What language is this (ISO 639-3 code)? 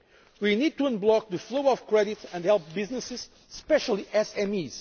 eng